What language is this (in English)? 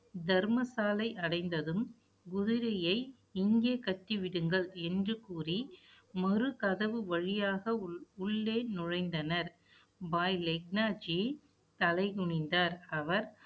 Tamil